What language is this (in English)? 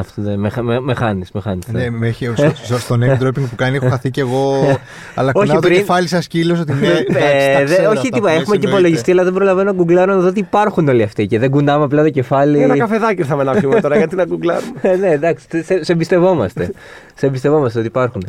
Greek